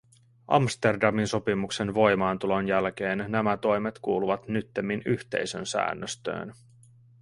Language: Finnish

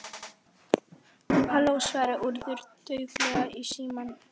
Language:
Icelandic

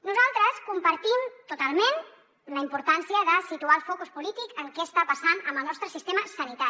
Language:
Catalan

